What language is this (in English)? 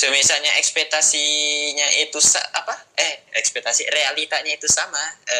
Indonesian